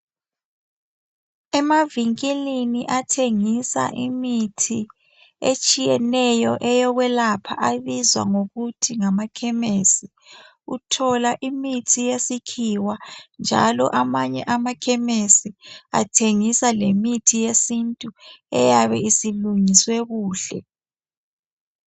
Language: North Ndebele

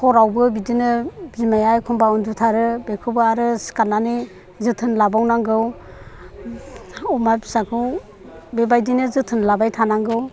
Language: Bodo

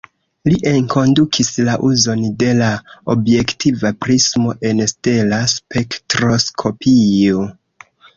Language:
Esperanto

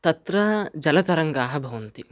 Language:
Sanskrit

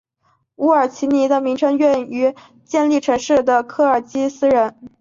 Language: Chinese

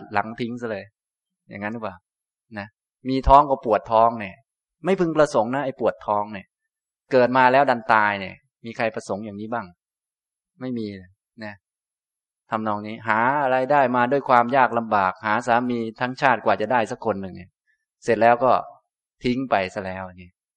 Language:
Thai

